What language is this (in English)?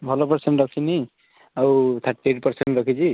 Odia